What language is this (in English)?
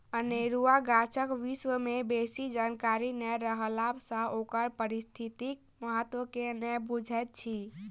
Maithili